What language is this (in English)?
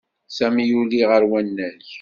Kabyle